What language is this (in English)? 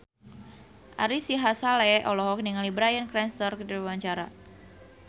Sundanese